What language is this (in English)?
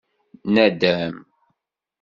Kabyle